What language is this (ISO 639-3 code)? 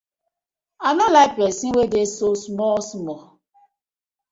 pcm